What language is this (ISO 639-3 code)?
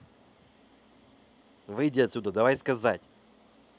rus